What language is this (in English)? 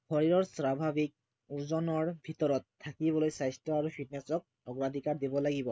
Assamese